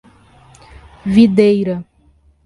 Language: Portuguese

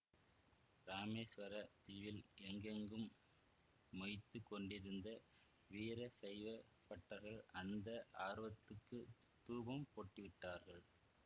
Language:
Tamil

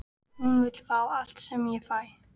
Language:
Icelandic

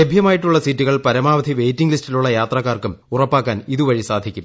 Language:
Malayalam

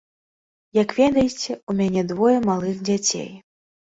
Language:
Belarusian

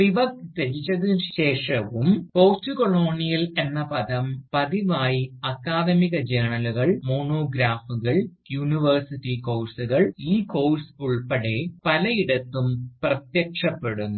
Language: Malayalam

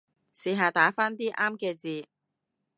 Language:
Cantonese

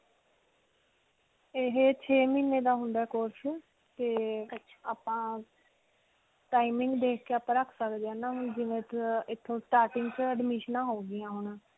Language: Punjabi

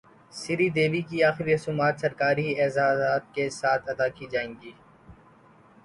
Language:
Urdu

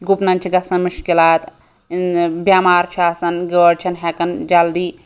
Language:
Kashmiri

